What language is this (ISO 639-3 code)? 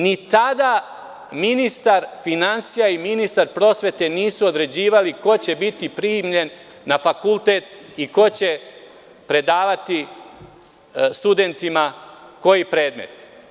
srp